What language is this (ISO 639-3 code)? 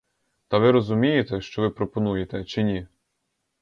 ukr